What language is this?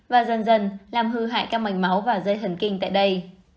Vietnamese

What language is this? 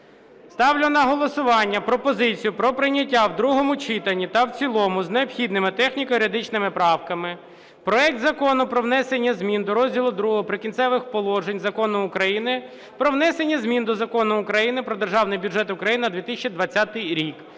Ukrainian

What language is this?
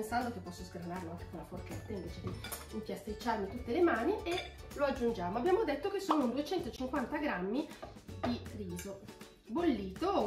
Italian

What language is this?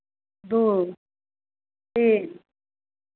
Maithili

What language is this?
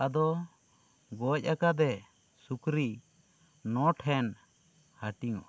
Santali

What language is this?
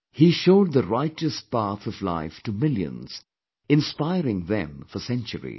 English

